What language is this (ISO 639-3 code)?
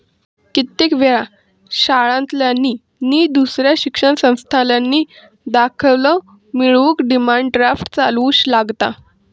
mar